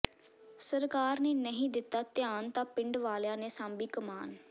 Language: Punjabi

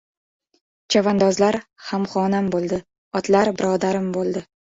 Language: Uzbek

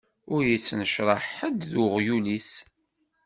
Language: Kabyle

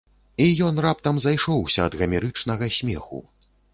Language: Belarusian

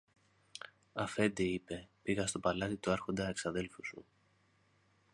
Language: Greek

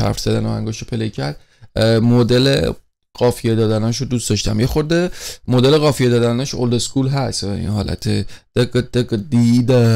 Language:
Persian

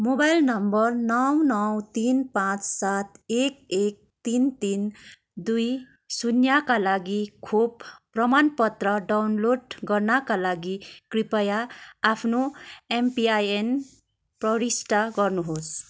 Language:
Nepali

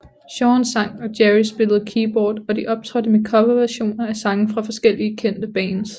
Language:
Danish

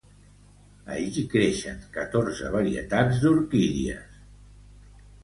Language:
Catalan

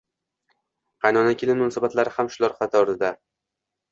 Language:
Uzbek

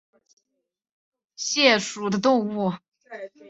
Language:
Chinese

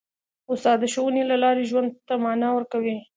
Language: Pashto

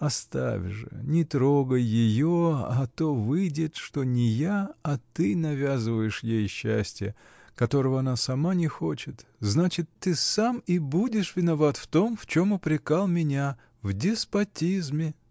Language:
Russian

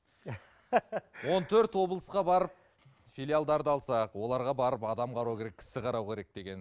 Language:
Kazakh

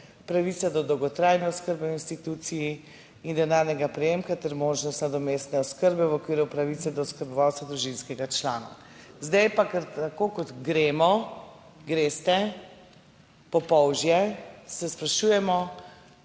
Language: Slovenian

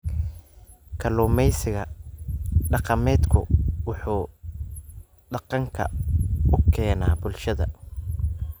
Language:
Somali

